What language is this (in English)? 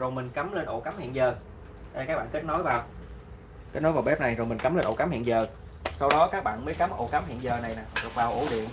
Vietnamese